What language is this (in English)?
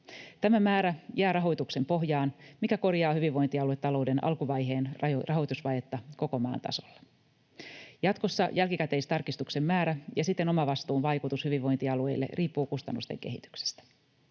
Finnish